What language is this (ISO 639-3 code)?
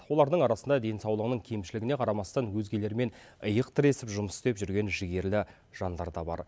kaz